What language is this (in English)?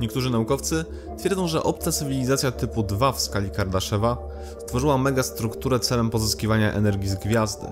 Polish